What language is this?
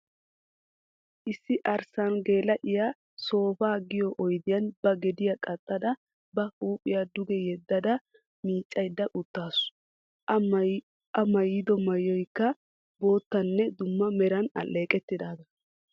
Wolaytta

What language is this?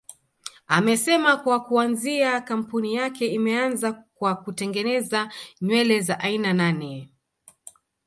Swahili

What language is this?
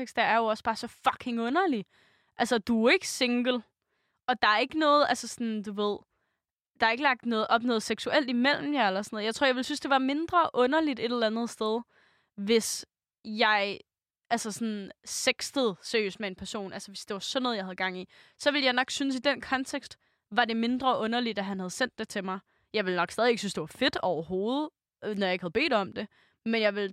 Danish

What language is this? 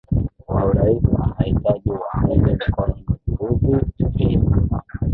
Swahili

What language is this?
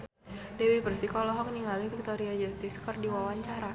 Sundanese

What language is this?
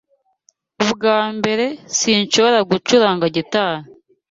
Kinyarwanda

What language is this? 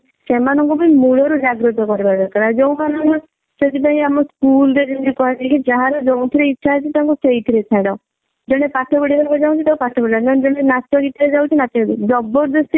Odia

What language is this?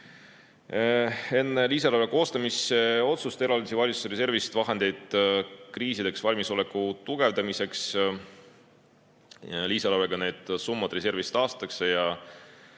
Estonian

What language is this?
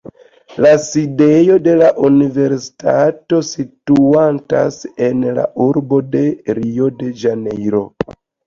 Esperanto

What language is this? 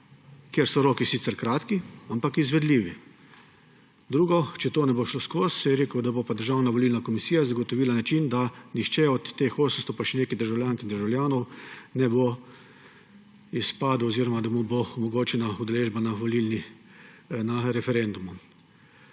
Slovenian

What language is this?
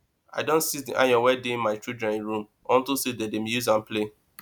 Nigerian Pidgin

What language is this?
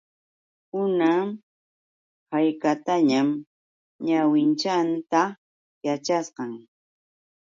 Yauyos Quechua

